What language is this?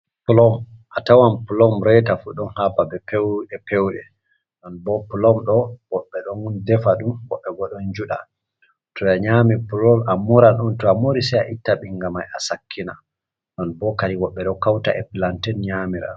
Fula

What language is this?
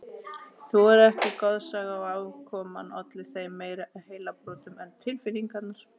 Icelandic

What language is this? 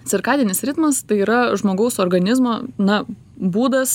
Lithuanian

